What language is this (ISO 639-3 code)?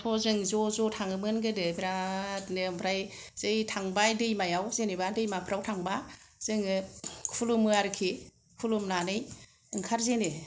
brx